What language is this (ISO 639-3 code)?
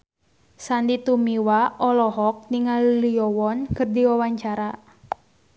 sun